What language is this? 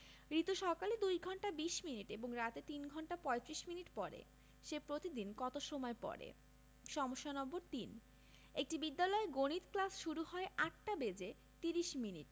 Bangla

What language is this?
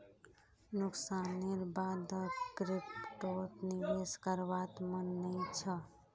Magahi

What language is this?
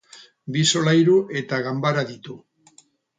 Basque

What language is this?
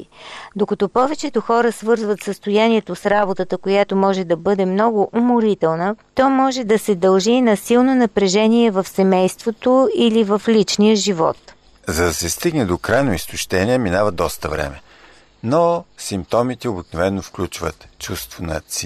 Bulgarian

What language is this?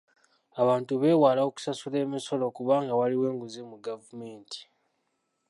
Ganda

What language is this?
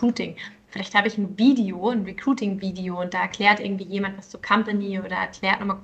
German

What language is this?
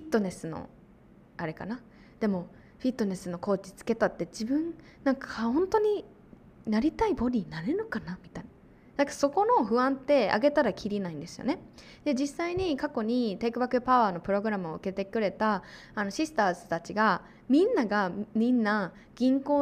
Japanese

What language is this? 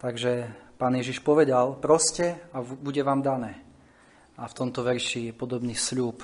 Slovak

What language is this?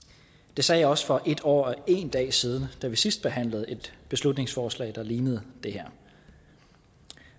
Danish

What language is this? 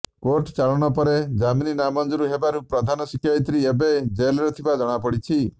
Odia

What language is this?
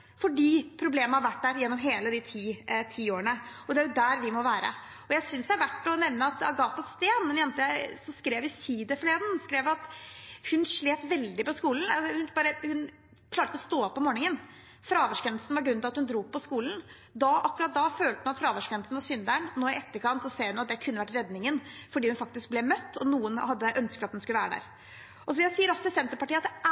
Norwegian Bokmål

